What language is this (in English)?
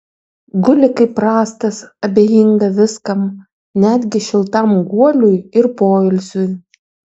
Lithuanian